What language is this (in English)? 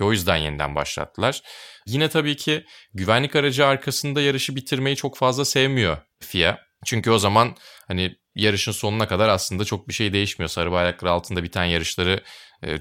Turkish